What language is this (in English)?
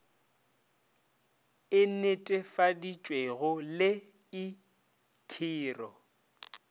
Northern Sotho